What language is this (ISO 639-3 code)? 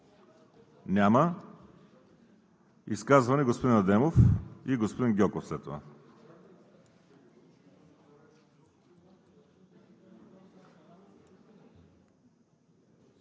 bul